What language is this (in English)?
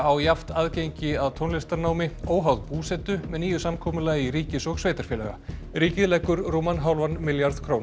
Icelandic